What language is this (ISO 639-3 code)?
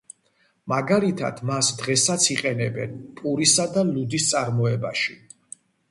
kat